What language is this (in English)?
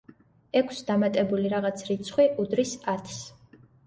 Georgian